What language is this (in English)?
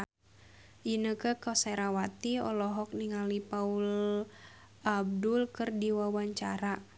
Sundanese